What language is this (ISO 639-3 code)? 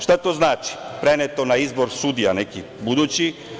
srp